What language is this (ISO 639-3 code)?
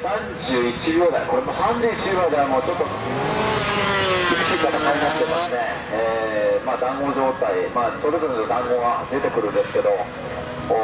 jpn